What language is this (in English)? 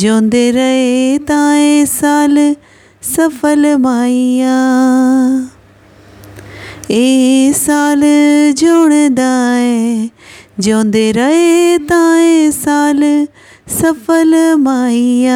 Punjabi